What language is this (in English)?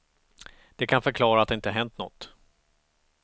Swedish